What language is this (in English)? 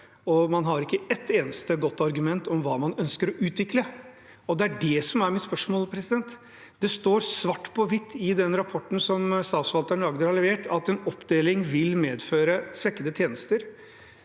Norwegian